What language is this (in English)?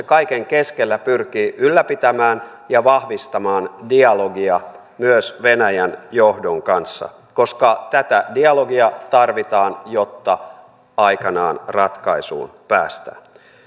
Finnish